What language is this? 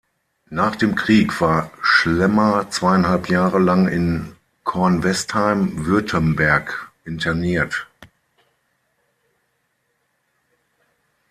German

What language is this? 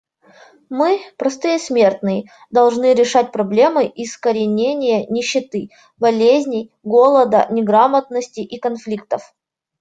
Russian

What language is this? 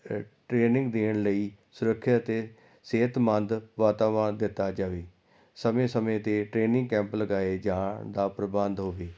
Punjabi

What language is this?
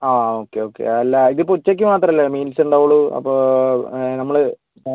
Malayalam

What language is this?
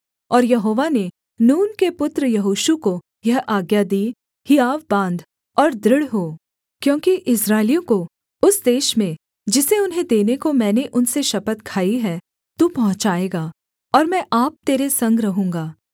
Hindi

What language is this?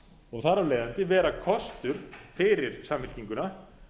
Icelandic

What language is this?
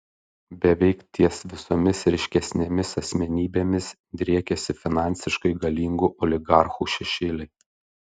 Lithuanian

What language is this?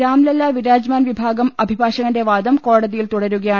Malayalam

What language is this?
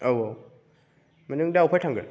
Bodo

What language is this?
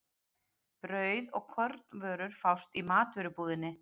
Icelandic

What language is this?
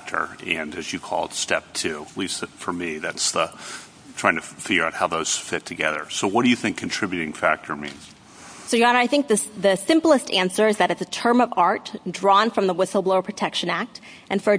English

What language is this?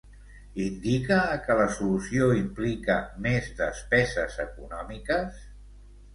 Catalan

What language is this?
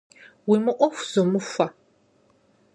Kabardian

